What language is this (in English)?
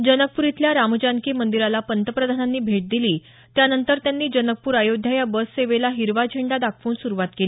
Marathi